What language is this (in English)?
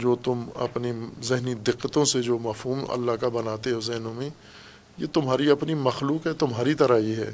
Urdu